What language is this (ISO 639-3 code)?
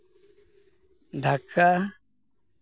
sat